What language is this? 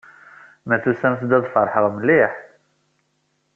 Kabyle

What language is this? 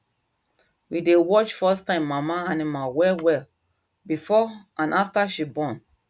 Nigerian Pidgin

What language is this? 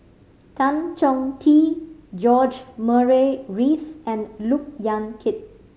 English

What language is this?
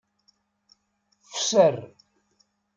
Kabyle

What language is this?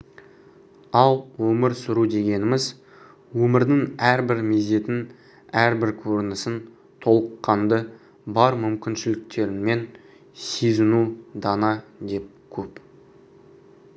Kazakh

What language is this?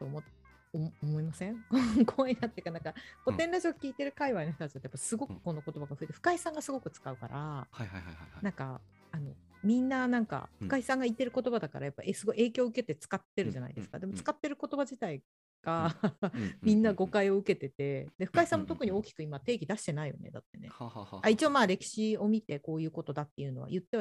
Japanese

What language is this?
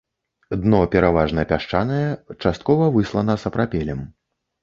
Belarusian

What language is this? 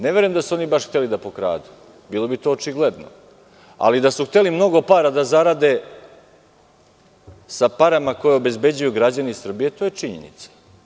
Serbian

